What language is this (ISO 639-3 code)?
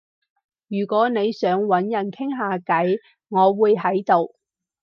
yue